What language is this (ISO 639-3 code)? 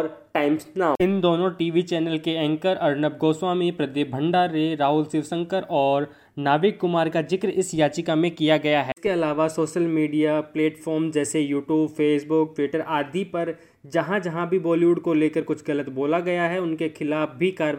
hin